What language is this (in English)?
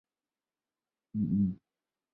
Chinese